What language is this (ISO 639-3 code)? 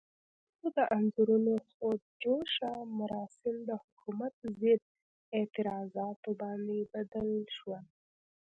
pus